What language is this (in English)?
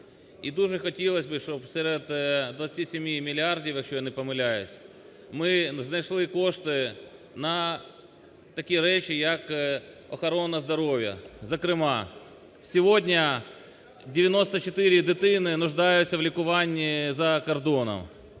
Ukrainian